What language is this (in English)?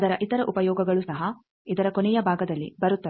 Kannada